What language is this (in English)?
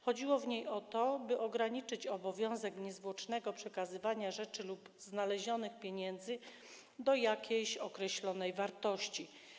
Polish